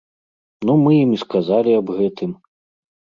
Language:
Belarusian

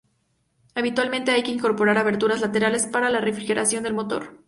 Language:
Spanish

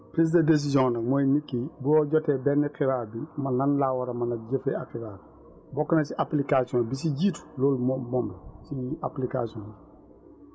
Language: Wolof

